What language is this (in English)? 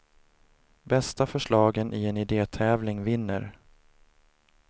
Swedish